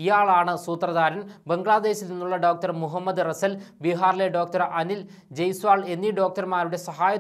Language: Romanian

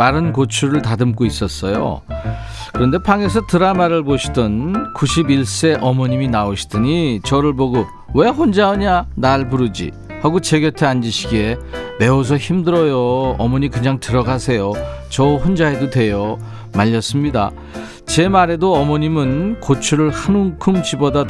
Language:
Korean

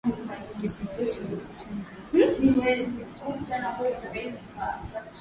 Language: Swahili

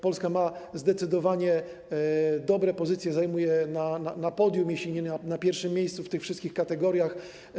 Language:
Polish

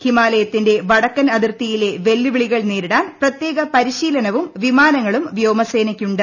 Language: Malayalam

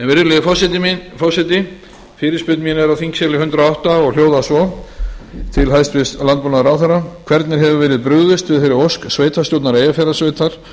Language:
Icelandic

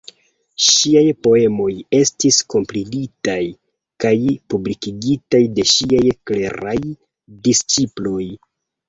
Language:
Esperanto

